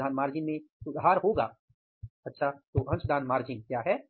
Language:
Hindi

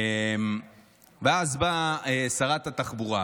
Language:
Hebrew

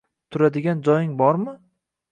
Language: Uzbek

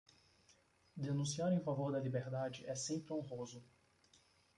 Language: Portuguese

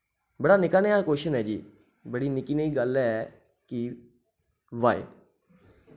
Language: Dogri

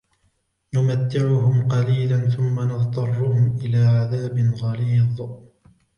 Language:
Arabic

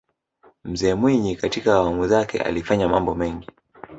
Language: Swahili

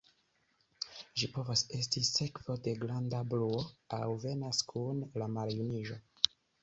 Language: Esperanto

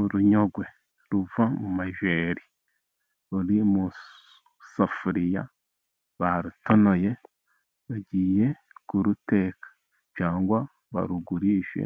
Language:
Kinyarwanda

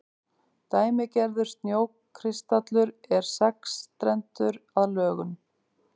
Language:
Icelandic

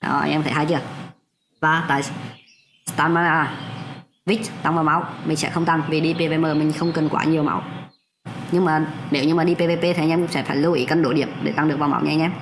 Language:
Vietnamese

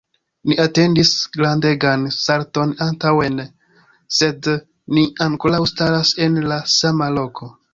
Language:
Esperanto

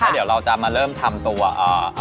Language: Thai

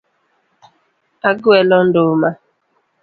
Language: Luo (Kenya and Tanzania)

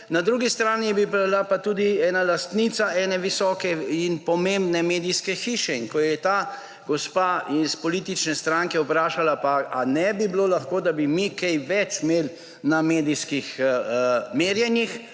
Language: Slovenian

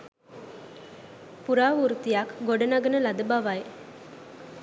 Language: Sinhala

